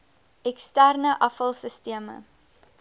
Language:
Afrikaans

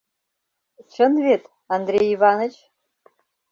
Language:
Mari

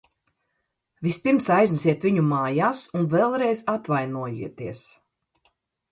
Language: Latvian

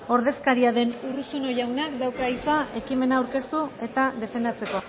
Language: Basque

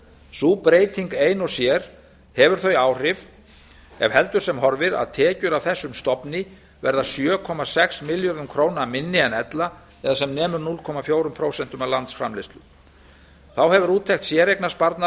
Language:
Icelandic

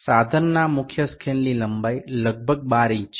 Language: Gujarati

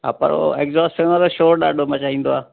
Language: Sindhi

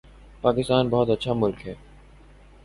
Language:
Urdu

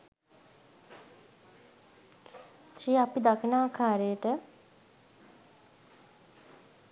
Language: Sinhala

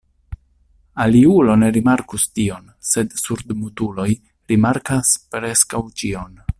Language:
Esperanto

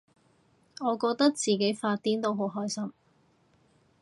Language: Cantonese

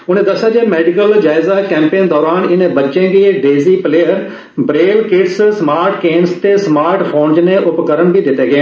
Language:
Dogri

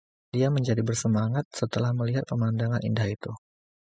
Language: Indonesian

